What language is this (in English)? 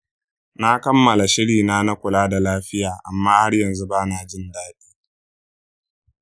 Hausa